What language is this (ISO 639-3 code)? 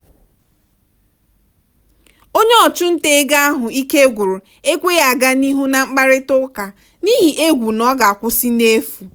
ibo